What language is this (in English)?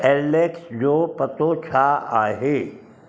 Sindhi